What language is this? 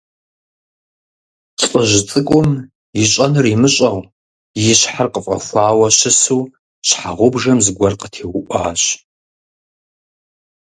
Kabardian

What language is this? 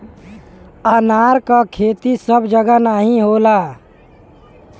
Bhojpuri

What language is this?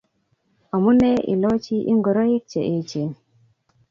Kalenjin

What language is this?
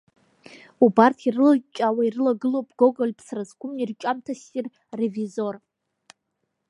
Abkhazian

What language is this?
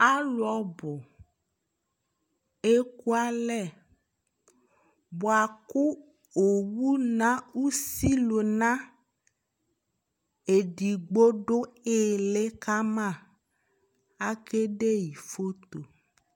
Ikposo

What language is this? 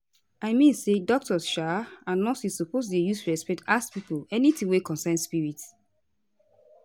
Nigerian Pidgin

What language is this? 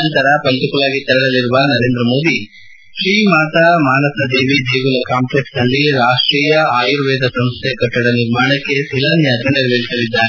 Kannada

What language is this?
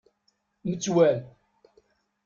Kabyle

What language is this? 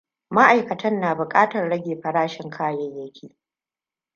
Hausa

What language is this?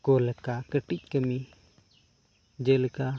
Santali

